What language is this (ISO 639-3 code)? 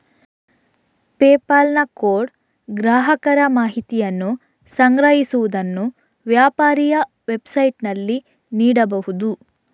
kan